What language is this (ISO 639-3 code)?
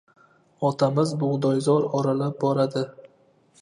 uzb